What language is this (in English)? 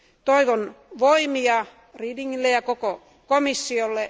Finnish